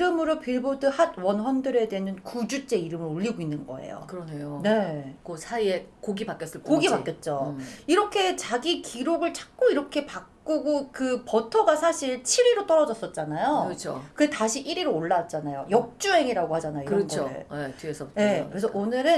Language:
Korean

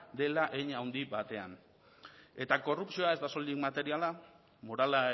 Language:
Basque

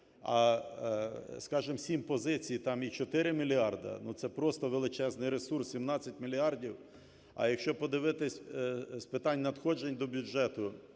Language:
Ukrainian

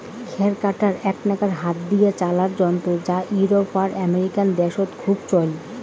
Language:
Bangla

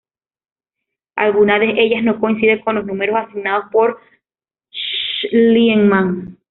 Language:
Spanish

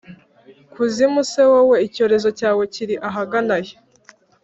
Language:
Kinyarwanda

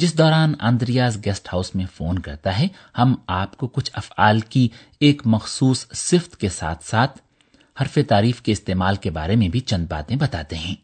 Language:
Urdu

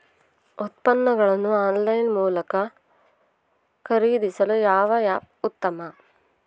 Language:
Kannada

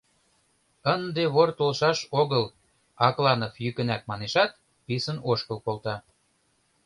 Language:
Mari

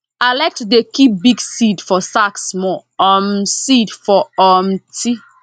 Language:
Nigerian Pidgin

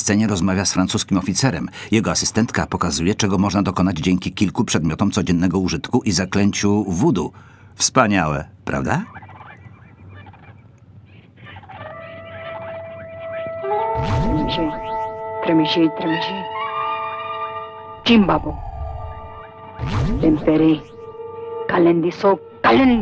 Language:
Polish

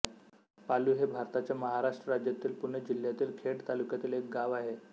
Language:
Marathi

